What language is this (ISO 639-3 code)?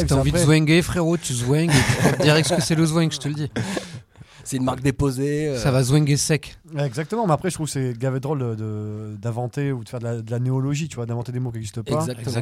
fra